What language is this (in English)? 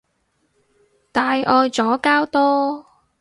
Cantonese